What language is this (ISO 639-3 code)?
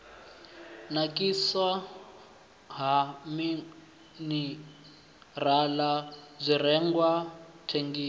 ven